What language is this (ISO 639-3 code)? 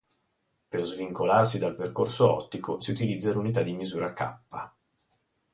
ita